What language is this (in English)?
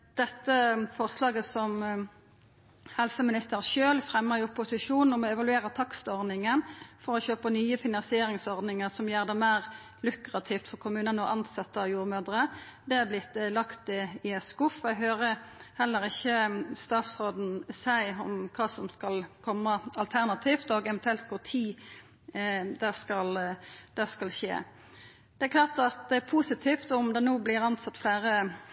Norwegian Nynorsk